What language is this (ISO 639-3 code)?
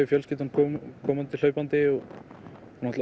isl